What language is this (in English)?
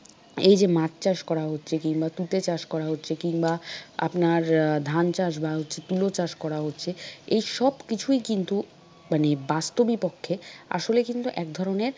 Bangla